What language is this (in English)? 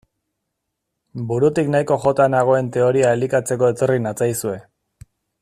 Basque